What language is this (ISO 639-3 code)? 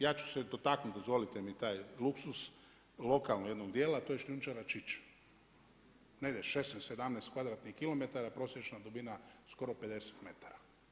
hrv